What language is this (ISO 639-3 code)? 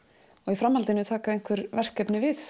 isl